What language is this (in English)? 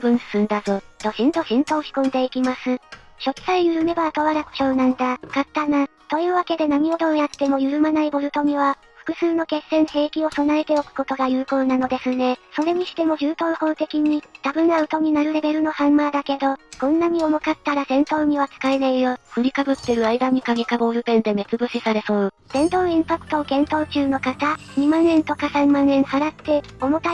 Japanese